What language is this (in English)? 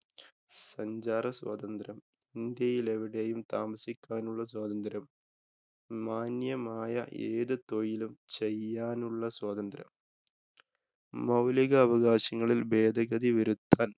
Malayalam